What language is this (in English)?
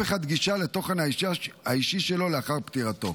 Hebrew